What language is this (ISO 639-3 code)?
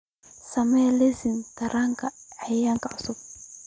som